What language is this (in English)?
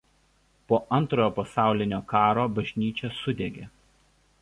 Lithuanian